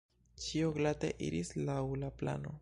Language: Esperanto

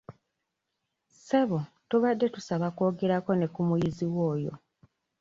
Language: Ganda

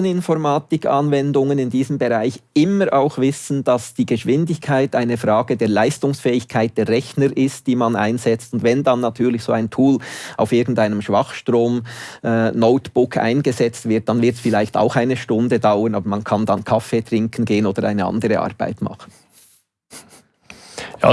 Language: German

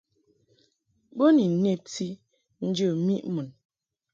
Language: Mungaka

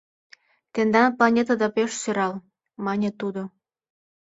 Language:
Mari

